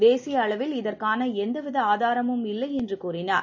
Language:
Tamil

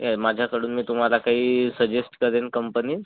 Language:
Marathi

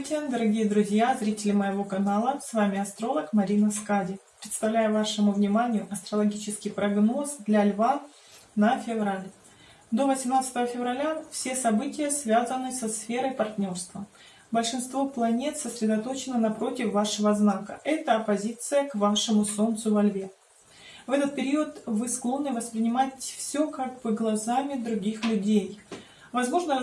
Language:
Russian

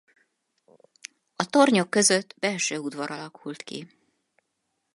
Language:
Hungarian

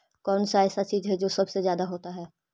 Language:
Magahi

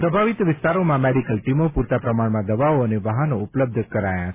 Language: Gujarati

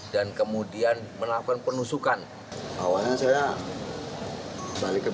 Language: Indonesian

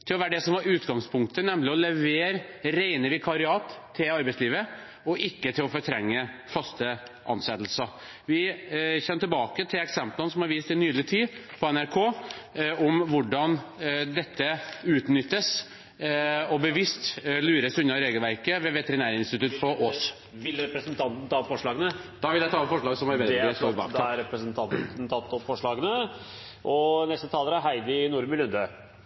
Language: Norwegian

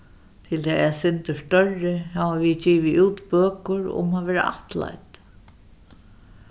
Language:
Faroese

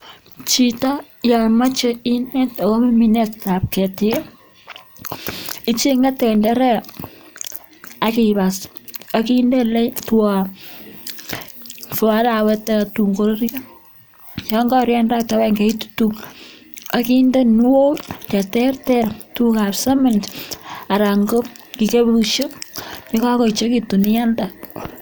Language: Kalenjin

